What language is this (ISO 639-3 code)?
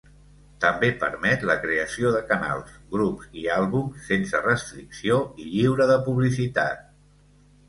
cat